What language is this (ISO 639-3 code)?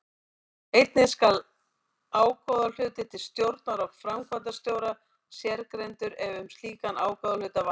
isl